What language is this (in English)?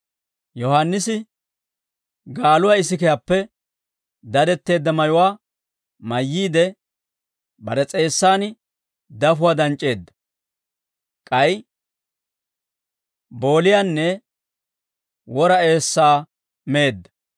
Dawro